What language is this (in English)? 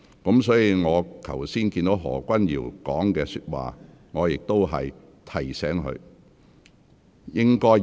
Cantonese